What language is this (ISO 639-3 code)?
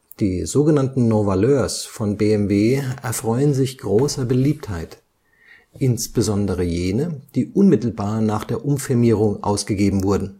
deu